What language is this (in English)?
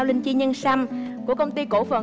Vietnamese